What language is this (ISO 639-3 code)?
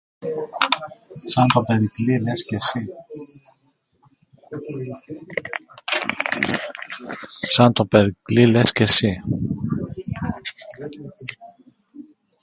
ell